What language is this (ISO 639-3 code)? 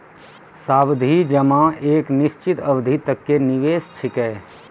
mai